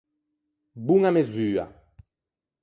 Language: Ligurian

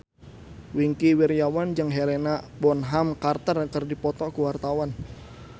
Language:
Sundanese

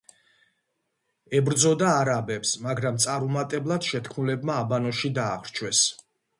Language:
Georgian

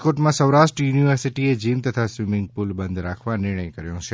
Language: Gujarati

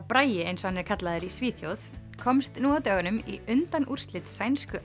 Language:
Icelandic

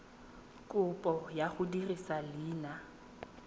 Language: Tswana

